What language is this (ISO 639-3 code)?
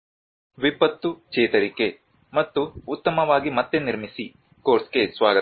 kan